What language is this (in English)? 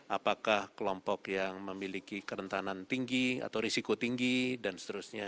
Indonesian